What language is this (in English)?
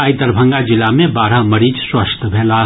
Maithili